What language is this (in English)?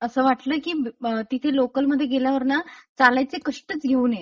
Marathi